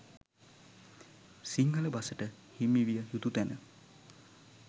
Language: Sinhala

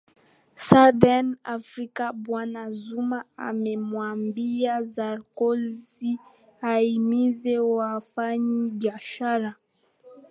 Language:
Swahili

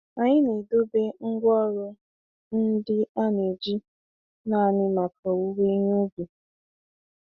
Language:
Igbo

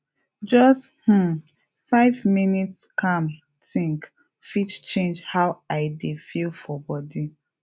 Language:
Nigerian Pidgin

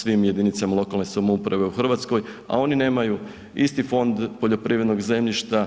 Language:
Croatian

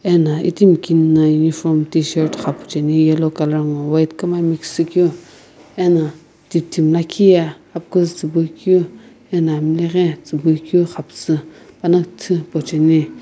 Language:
Sumi Naga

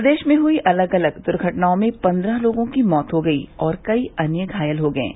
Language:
Hindi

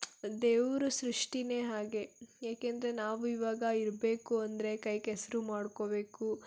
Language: Kannada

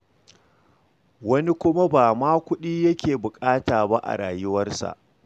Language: Hausa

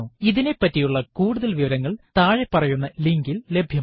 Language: Malayalam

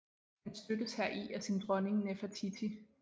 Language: Danish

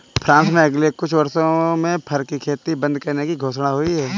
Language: Hindi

